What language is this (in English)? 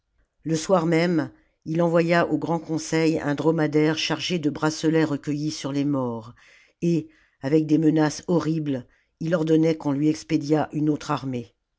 French